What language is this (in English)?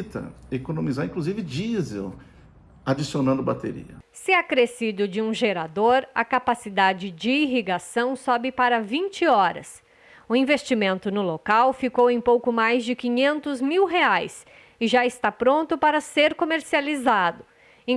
Portuguese